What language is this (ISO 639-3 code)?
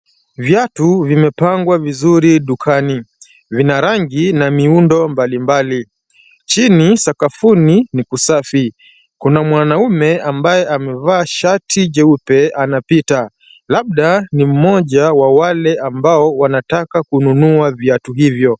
swa